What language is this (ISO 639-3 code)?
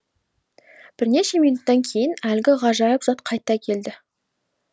kaz